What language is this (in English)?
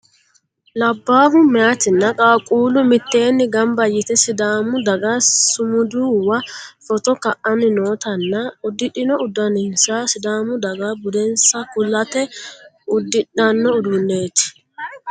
Sidamo